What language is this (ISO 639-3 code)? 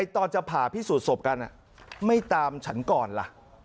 tha